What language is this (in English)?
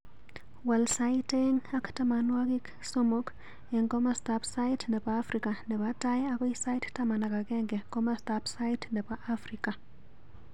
Kalenjin